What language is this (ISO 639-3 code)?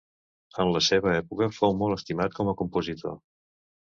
cat